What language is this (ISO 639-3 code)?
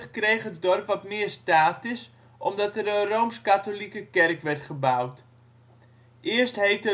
nld